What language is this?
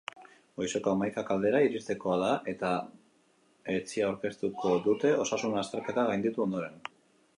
Basque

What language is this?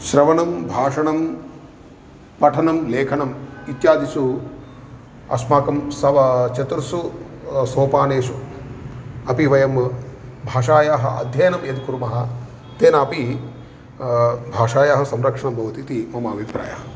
Sanskrit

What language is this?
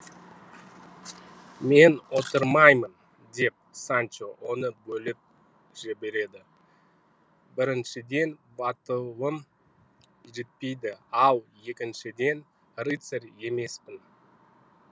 Kazakh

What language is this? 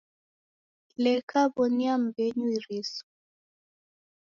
Taita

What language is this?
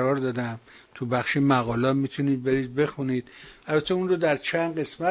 Persian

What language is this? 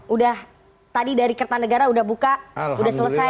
Indonesian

